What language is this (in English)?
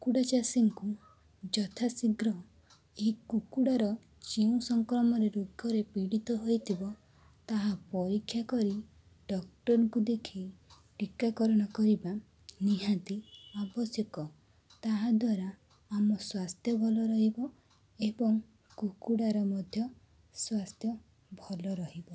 Odia